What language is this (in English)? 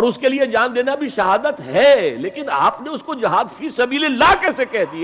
Urdu